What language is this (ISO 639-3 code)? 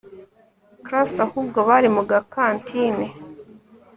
kin